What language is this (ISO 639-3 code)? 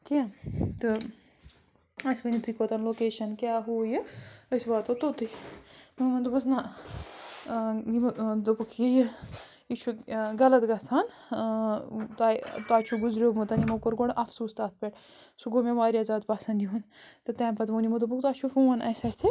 kas